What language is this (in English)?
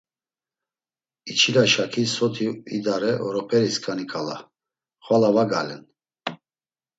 Laz